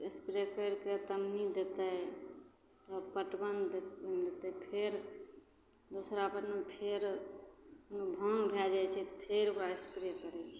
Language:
Maithili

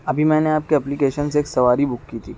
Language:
Urdu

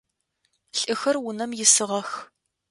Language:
Adyghe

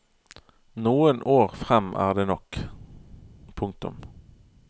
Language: Norwegian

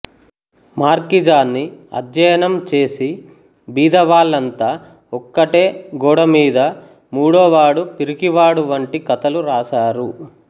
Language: Telugu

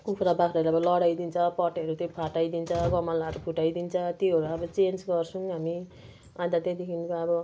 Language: Nepali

